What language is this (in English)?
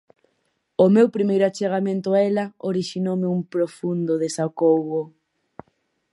Galician